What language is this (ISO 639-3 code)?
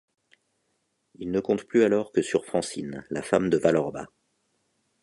fra